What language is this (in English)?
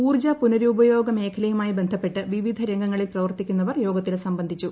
Malayalam